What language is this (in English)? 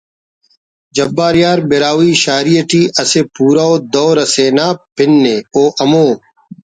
Brahui